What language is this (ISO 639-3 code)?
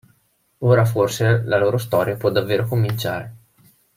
ita